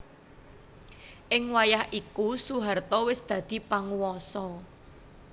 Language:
Javanese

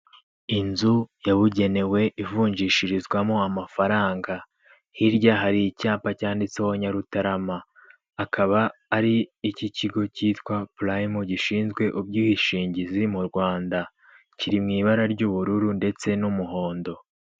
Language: Kinyarwanda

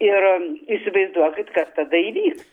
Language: Lithuanian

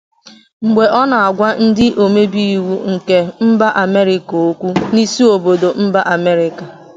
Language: Igbo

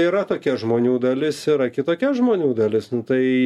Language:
Lithuanian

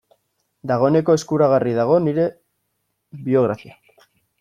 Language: Basque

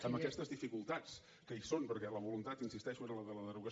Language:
Catalan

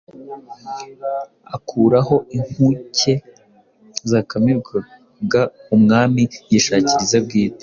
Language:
Kinyarwanda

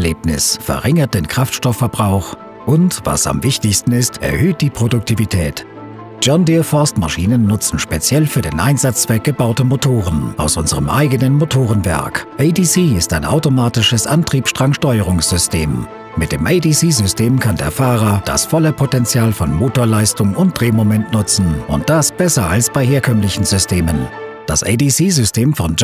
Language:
German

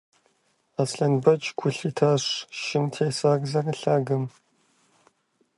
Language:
Kabardian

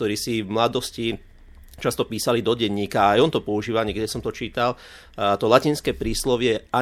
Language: Slovak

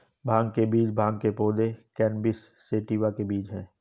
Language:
Hindi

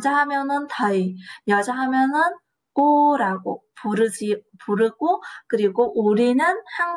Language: Korean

